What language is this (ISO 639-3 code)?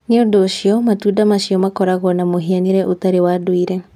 kik